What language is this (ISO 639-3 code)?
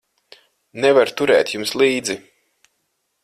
lav